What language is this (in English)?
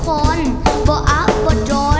Thai